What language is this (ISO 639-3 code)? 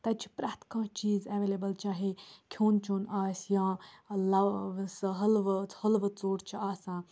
kas